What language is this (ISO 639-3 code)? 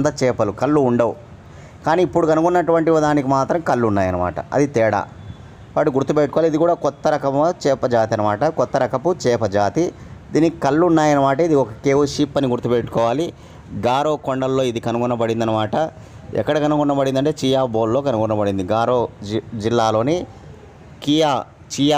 tel